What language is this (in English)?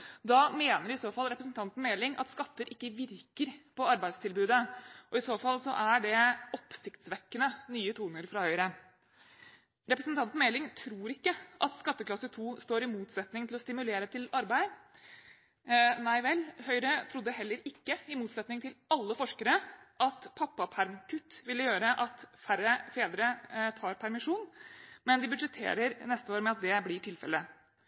Norwegian Bokmål